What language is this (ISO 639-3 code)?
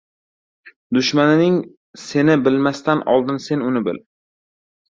uzb